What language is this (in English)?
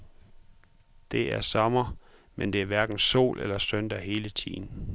Danish